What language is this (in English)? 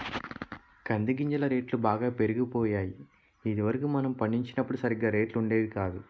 Telugu